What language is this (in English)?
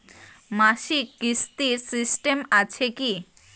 Bangla